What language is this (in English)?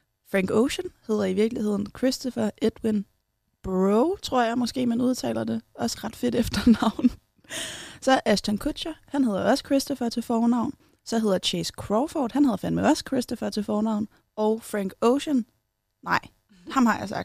Danish